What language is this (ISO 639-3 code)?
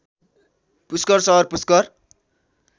nep